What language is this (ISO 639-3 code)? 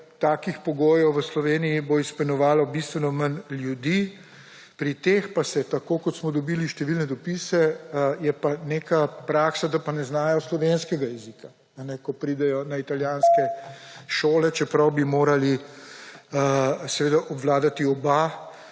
slv